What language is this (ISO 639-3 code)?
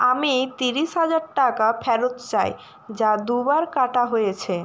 ben